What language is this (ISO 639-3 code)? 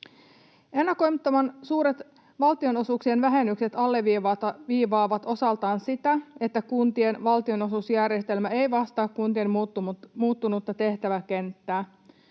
fin